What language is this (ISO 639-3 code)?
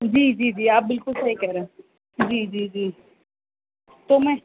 urd